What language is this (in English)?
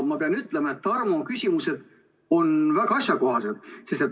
Estonian